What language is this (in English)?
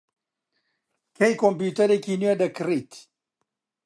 Central Kurdish